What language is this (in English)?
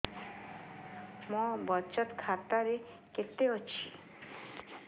Odia